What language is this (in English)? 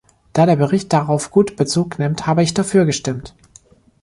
German